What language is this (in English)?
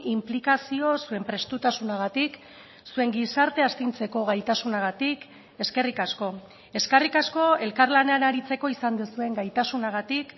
Basque